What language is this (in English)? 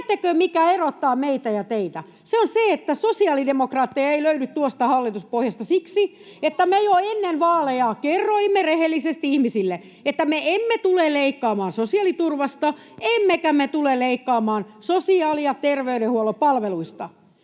Finnish